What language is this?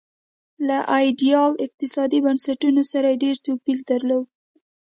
Pashto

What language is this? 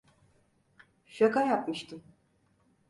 Turkish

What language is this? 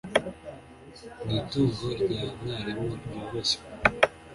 Kinyarwanda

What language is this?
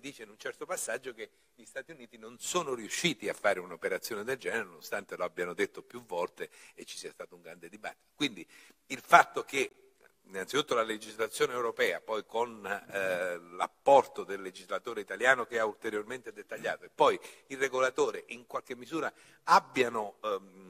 Italian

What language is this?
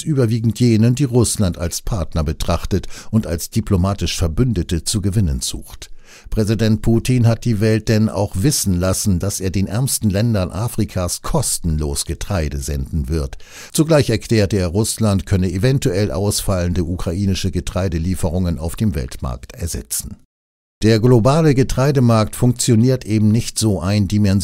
German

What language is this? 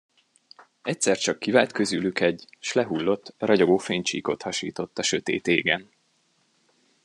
Hungarian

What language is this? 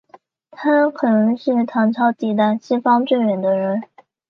Chinese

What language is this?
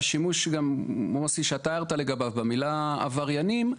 Hebrew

